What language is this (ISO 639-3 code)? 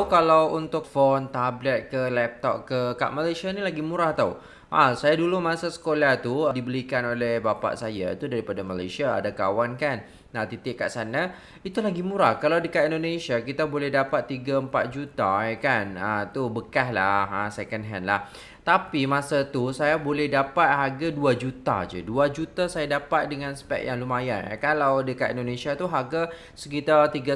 ind